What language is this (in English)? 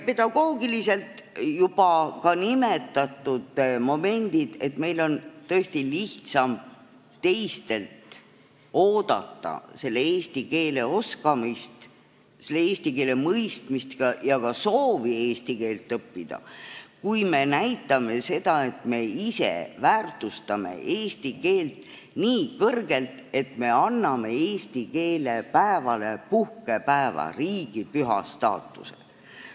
Estonian